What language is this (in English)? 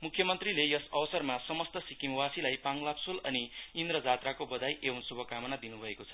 Nepali